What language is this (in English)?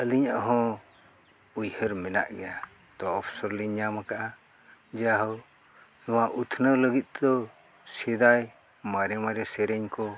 Santali